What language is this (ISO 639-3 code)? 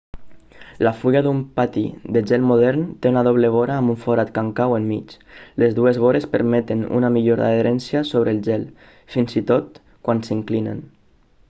cat